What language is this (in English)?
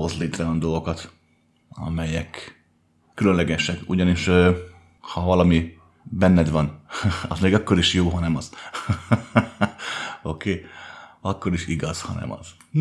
Hungarian